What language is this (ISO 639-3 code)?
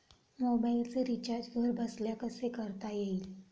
mar